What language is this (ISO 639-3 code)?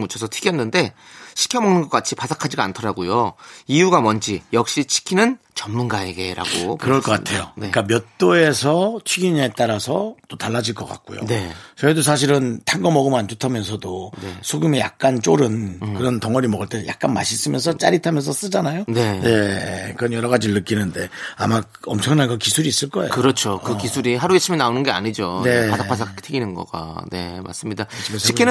kor